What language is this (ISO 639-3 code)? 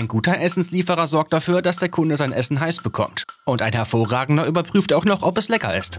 deu